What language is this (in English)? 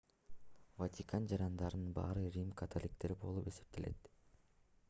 Kyrgyz